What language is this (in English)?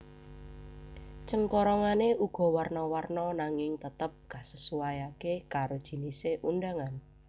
Javanese